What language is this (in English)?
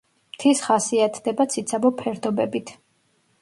Georgian